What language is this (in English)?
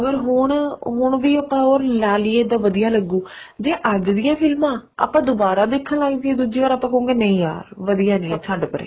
Punjabi